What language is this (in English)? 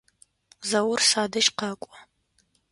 Adyghe